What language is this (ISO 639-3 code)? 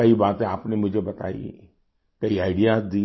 hin